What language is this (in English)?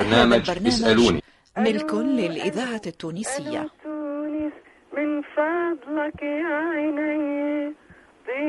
Arabic